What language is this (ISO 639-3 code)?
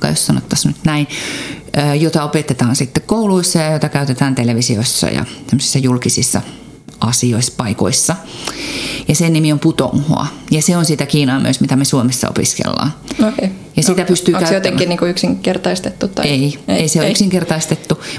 fin